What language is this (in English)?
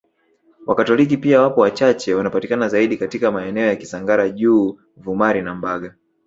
Swahili